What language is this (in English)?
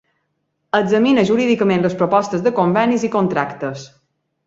Catalan